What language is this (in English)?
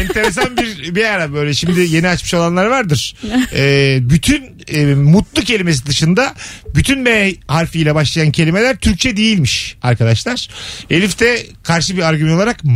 Turkish